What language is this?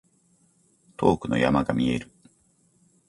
Japanese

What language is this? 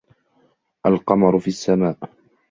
Arabic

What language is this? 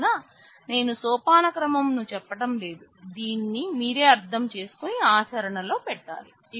Telugu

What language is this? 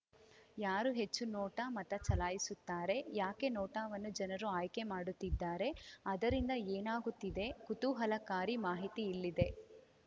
Kannada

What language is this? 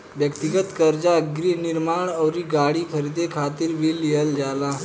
Bhojpuri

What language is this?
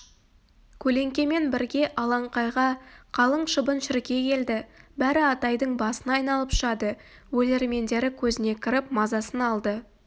Kazakh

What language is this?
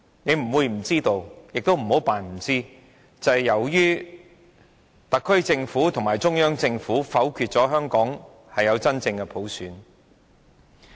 Cantonese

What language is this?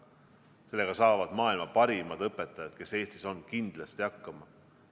Estonian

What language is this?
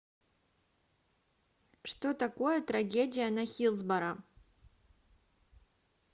Russian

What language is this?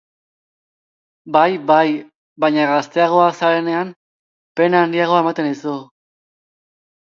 Basque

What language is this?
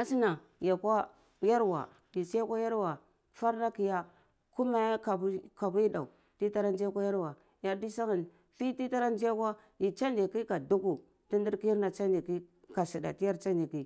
Cibak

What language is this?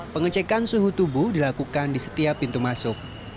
Indonesian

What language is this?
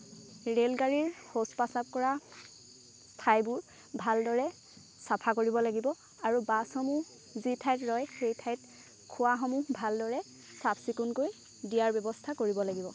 Assamese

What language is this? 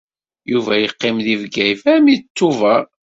Kabyle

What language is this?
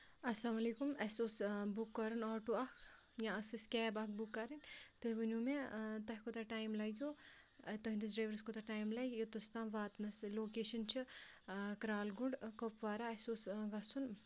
Kashmiri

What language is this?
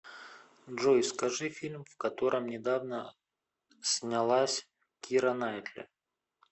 Russian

